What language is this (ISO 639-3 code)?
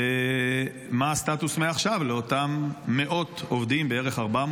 heb